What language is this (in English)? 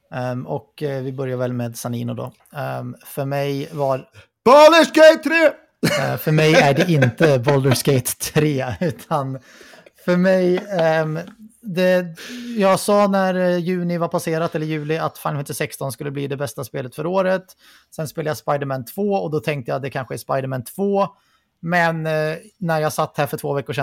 Swedish